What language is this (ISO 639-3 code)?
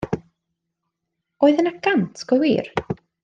cym